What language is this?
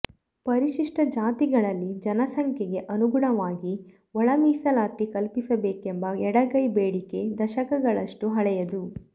Kannada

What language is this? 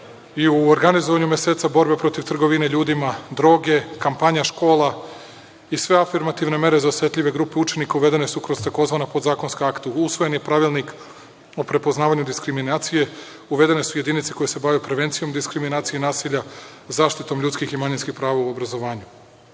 Serbian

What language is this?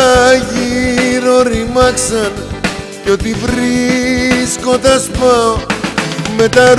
Greek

